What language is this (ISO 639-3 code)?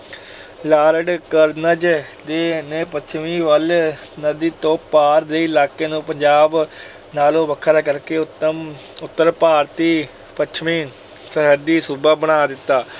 pan